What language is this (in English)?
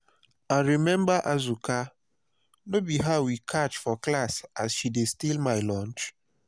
Nigerian Pidgin